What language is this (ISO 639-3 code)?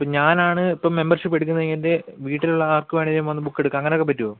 mal